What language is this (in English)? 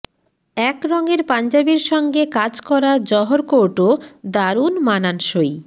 Bangla